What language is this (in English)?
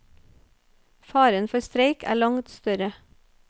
Norwegian